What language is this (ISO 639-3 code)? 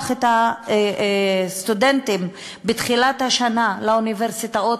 heb